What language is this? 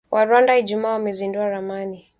Swahili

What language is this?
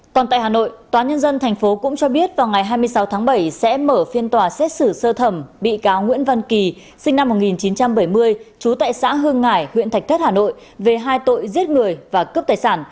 Vietnamese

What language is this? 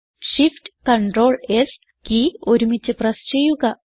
Malayalam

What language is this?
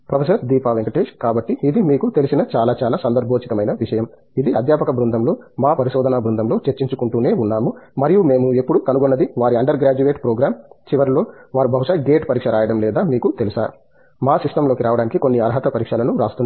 Telugu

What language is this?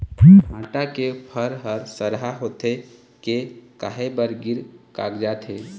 Chhattisgarhi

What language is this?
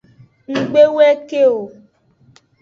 Aja (Benin)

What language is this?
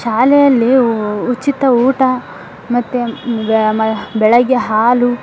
Kannada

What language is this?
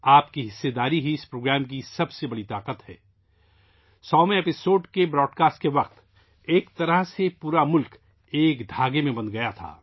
Urdu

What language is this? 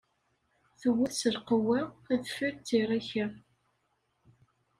Kabyle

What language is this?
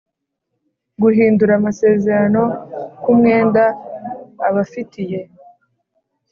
Kinyarwanda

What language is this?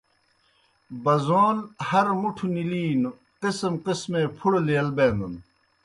Kohistani Shina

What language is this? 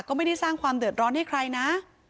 Thai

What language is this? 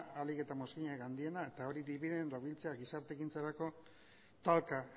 Basque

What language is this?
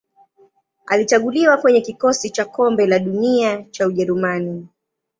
Swahili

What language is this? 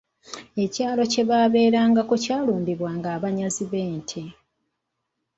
Ganda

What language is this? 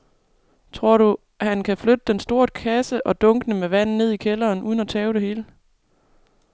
Danish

